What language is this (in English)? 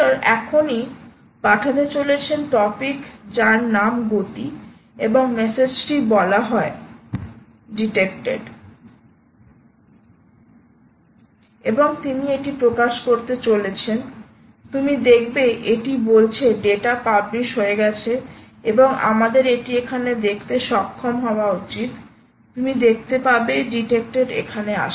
Bangla